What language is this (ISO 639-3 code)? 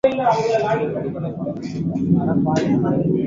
tam